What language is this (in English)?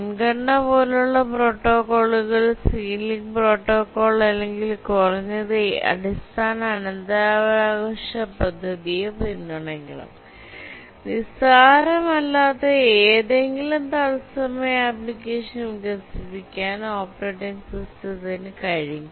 Malayalam